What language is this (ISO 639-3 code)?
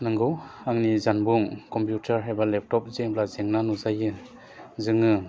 brx